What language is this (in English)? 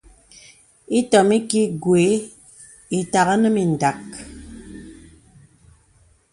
Bebele